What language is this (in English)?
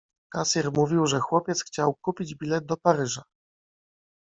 Polish